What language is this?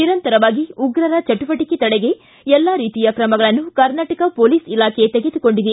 Kannada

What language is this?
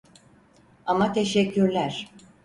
Turkish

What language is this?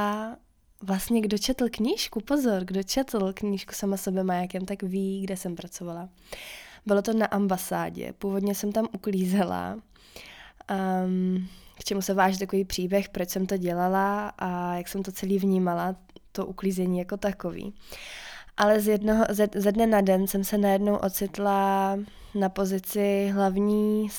Czech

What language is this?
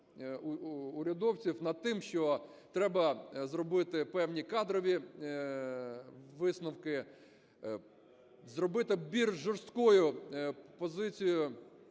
Ukrainian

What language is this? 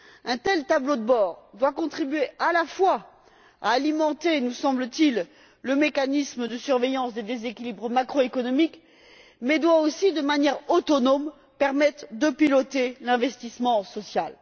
French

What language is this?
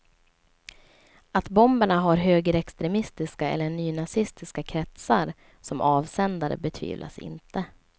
Swedish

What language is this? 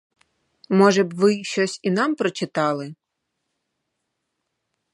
Ukrainian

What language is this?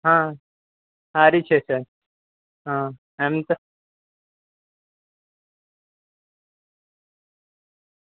Gujarati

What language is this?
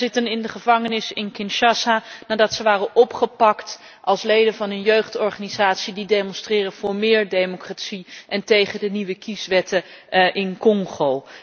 Dutch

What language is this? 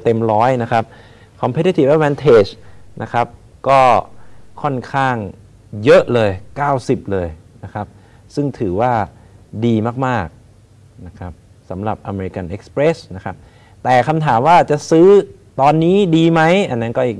Thai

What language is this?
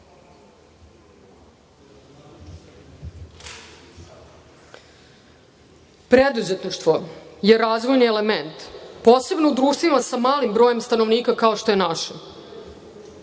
Serbian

